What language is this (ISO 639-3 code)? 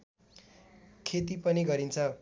nep